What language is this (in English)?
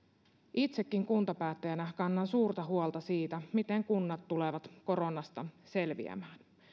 Finnish